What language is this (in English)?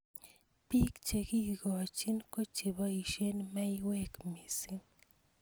Kalenjin